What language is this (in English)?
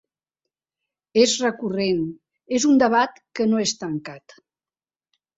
Catalan